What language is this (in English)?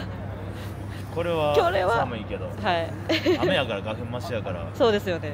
Japanese